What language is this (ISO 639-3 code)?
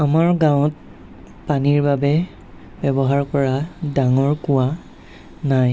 asm